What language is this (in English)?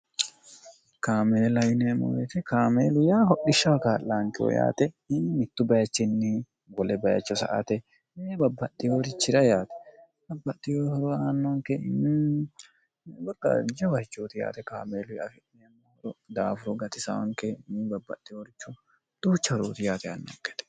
Sidamo